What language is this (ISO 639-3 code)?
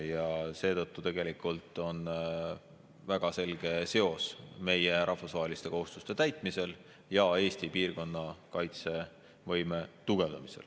est